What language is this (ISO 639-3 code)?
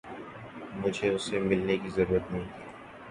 urd